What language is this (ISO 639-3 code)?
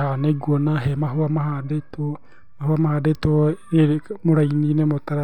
kik